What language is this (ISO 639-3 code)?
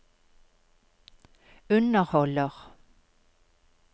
nor